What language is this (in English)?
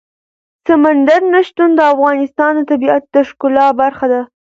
Pashto